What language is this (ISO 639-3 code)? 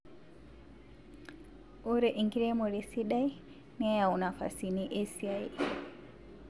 mas